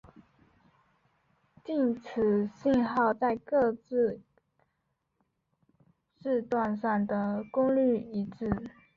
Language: Chinese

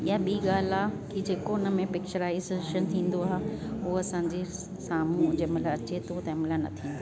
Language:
Sindhi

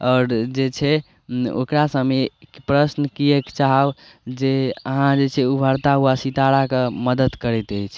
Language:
Maithili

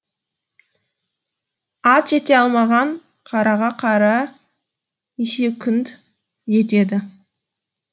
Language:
Kazakh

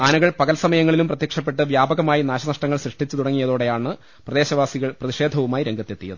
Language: Malayalam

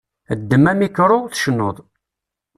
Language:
Kabyle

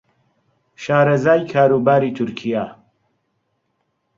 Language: Central Kurdish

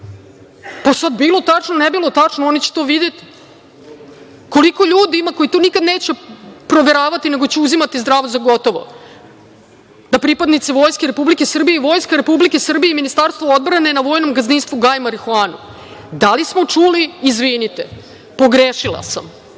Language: Serbian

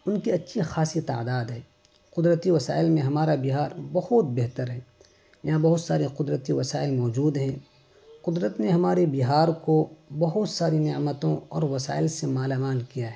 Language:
Urdu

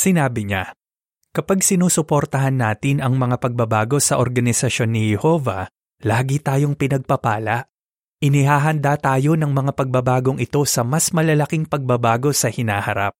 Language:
Filipino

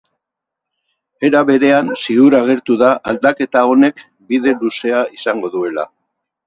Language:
Basque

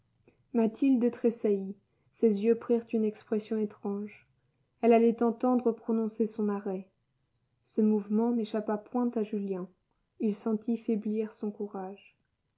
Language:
French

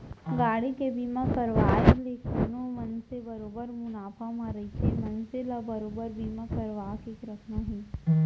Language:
Chhattisgarhi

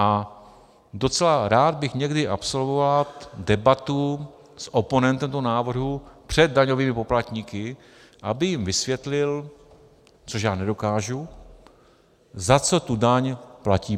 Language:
Czech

